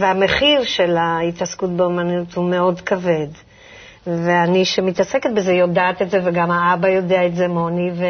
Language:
Hebrew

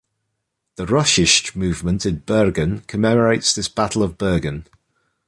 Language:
English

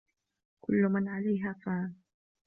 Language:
Arabic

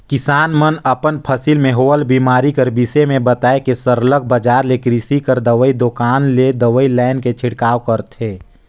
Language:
Chhattisgarhi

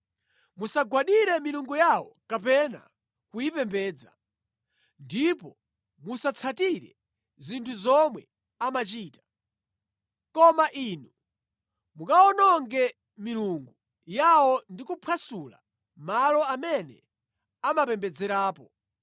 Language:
Nyanja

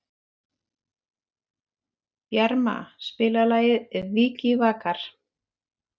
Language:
Icelandic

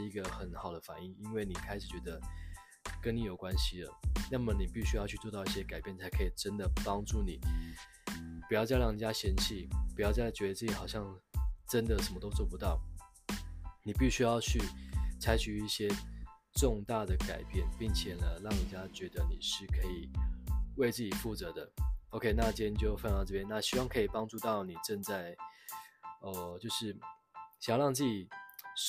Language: Chinese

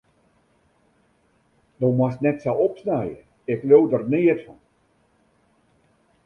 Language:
Western Frisian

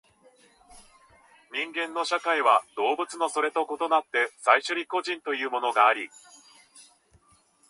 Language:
Japanese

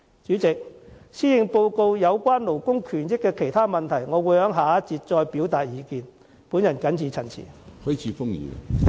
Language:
Cantonese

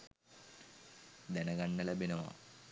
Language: Sinhala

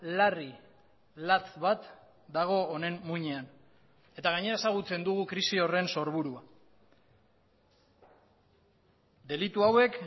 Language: Basque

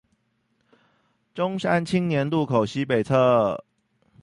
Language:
Chinese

